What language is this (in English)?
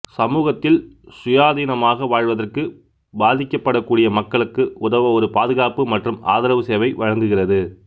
Tamil